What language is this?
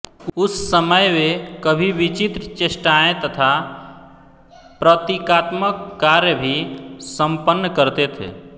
Hindi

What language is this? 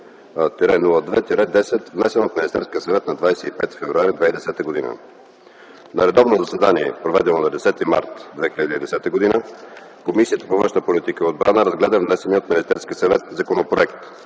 Bulgarian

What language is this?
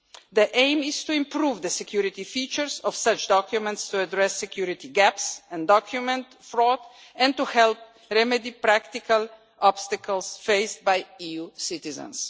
English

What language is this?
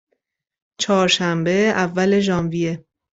Persian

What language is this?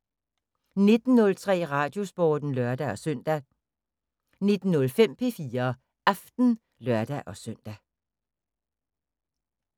Danish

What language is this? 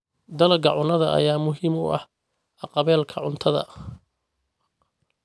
Somali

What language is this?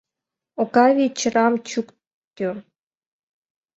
Mari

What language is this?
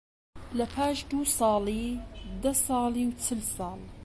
Central Kurdish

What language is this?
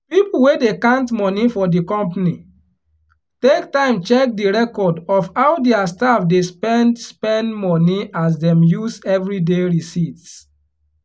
Nigerian Pidgin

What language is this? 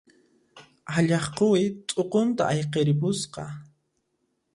Puno Quechua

